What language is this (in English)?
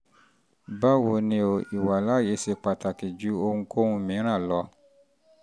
Yoruba